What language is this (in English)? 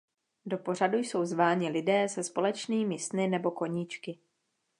Czech